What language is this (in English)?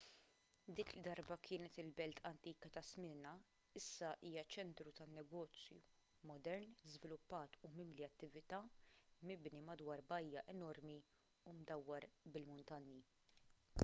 Maltese